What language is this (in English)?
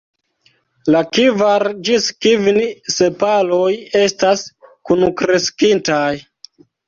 Esperanto